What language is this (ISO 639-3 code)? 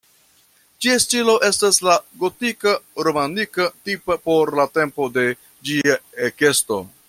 epo